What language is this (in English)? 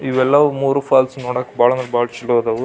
Kannada